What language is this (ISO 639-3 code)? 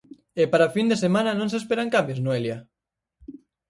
glg